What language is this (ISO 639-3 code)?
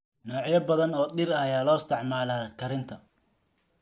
som